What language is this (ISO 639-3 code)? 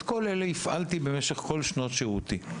heb